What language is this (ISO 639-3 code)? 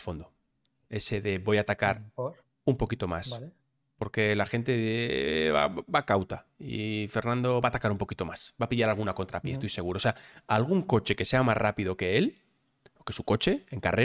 spa